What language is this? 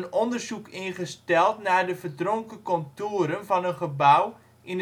Dutch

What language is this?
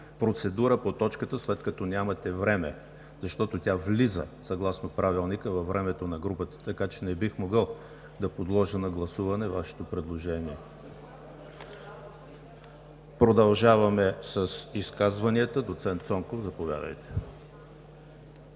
Bulgarian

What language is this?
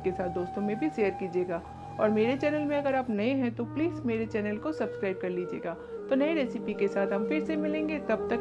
Hindi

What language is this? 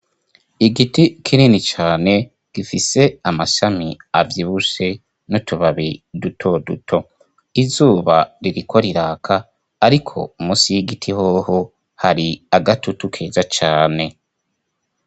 Rundi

